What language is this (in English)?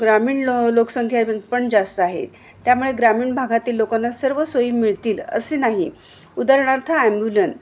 Marathi